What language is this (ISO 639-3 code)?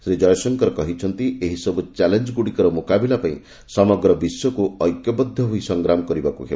ori